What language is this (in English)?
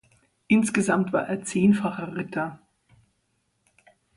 German